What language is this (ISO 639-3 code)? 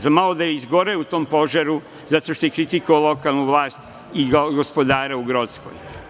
srp